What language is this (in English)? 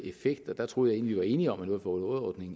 Danish